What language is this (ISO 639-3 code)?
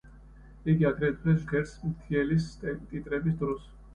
kat